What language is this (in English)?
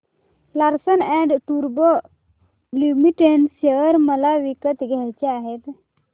Marathi